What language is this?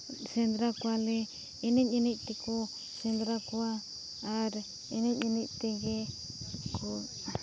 Santali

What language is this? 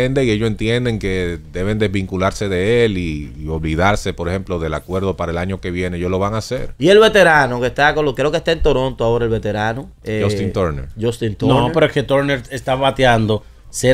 Spanish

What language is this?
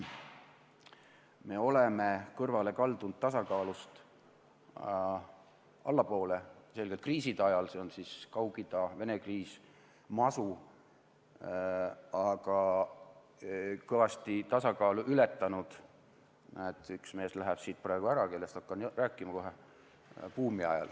Estonian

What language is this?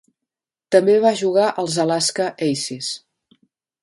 Catalan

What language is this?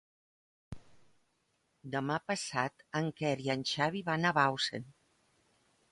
Catalan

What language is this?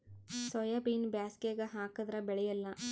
Kannada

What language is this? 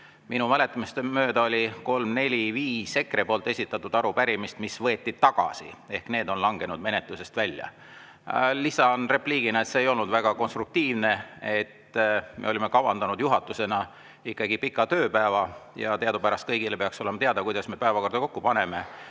Estonian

